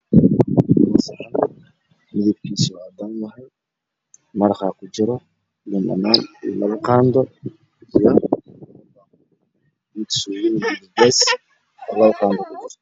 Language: Somali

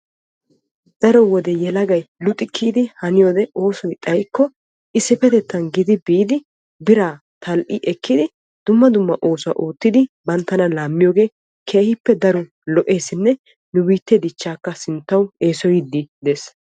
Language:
Wolaytta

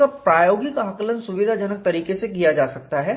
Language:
Hindi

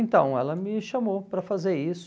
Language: Portuguese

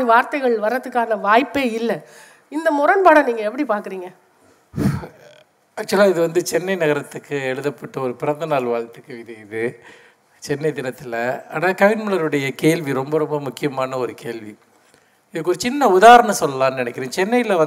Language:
Tamil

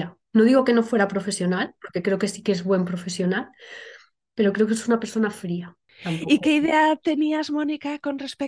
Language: Spanish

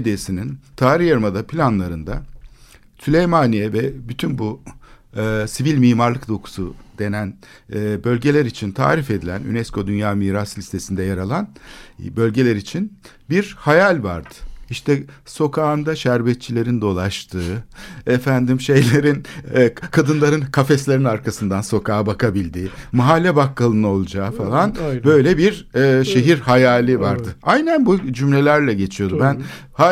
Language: Turkish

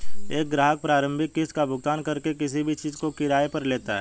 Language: Hindi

